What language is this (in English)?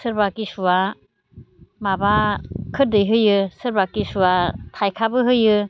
Bodo